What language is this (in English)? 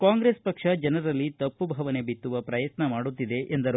Kannada